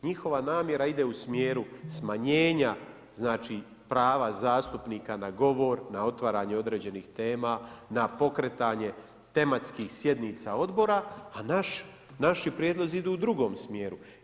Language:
Croatian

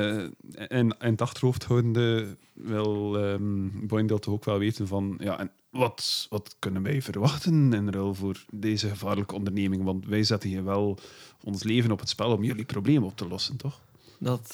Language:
Dutch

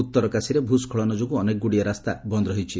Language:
Odia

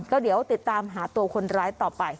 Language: Thai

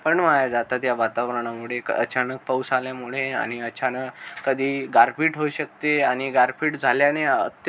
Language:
Marathi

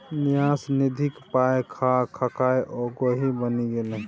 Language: Maithili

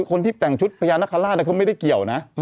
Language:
Thai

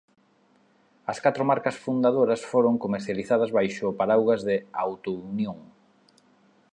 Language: Galician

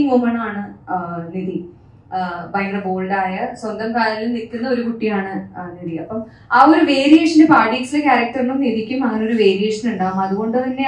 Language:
Malayalam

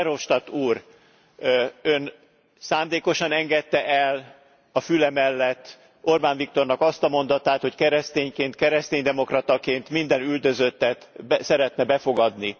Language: Hungarian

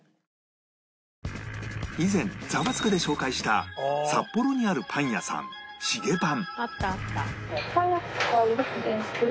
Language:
Japanese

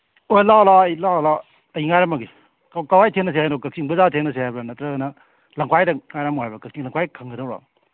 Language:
Manipuri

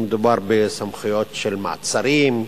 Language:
Hebrew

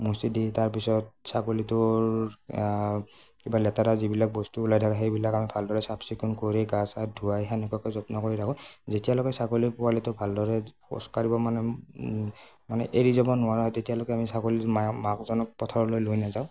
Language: Assamese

